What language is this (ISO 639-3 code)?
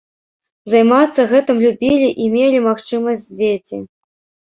bel